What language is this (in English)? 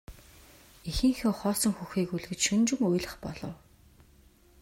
Mongolian